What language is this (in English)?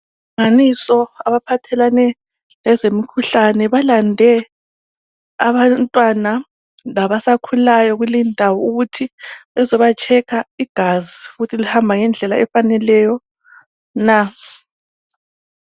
North Ndebele